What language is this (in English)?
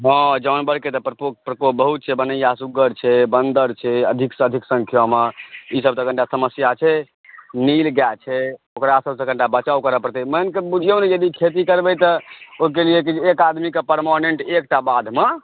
Maithili